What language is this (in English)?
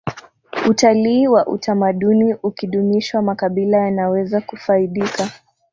Swahili